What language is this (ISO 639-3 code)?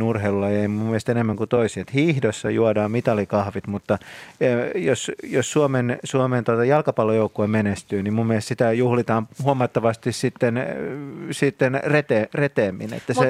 fin